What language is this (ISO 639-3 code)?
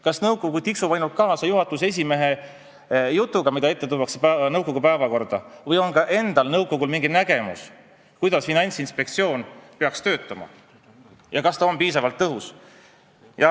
est